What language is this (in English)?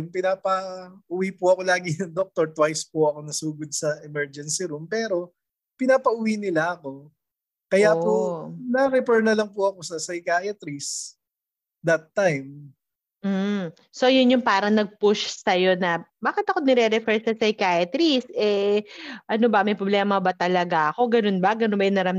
Filipino